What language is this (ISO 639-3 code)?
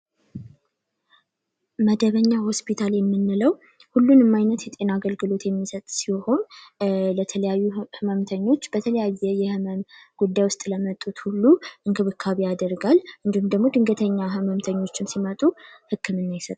amh